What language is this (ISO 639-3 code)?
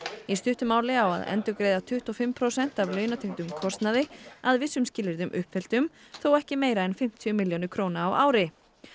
isl